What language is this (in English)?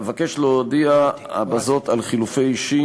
Hebrew